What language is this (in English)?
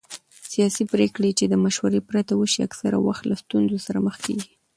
Pashto